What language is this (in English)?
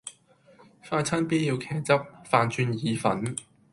Cantonese